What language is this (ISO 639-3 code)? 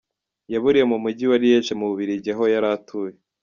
kin